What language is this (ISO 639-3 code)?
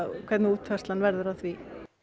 isl